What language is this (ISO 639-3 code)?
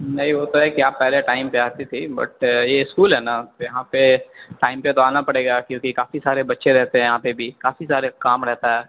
urd